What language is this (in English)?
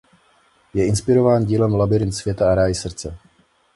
Czech